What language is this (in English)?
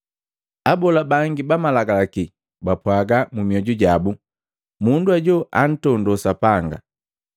Matengo